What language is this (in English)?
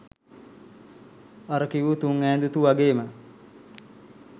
Sinhala